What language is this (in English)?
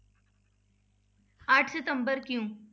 Punjabi